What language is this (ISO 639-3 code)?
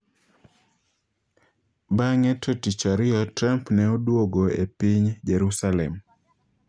luo